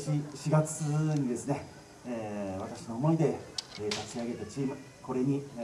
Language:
Japanese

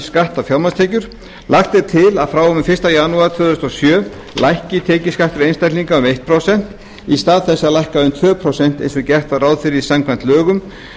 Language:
Icelandic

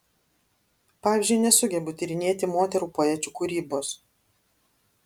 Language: Lithuanian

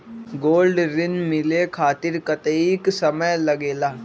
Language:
Magahi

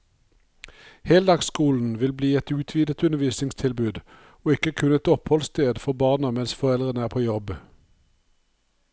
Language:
Norwegian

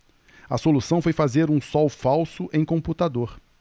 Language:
Portuguese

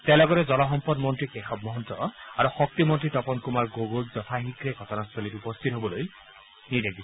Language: Assamese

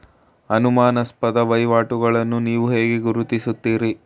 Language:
Kannada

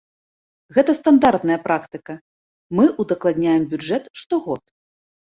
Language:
Belarusian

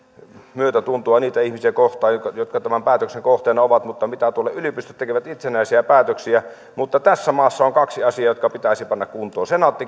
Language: Finnish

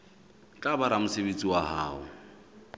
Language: Southern Sotho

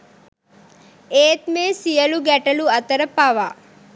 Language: Sinhala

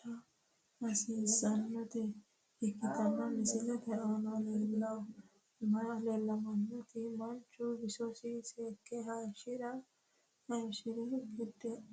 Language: Sidamo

